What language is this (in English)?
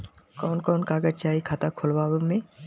Bhojpuri